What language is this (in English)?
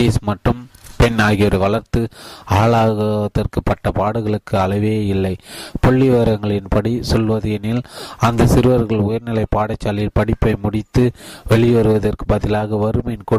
Tamil